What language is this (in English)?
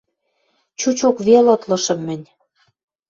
Western Mari